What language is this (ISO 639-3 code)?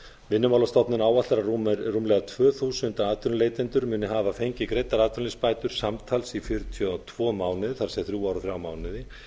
isl